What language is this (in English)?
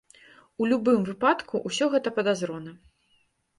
Belarusian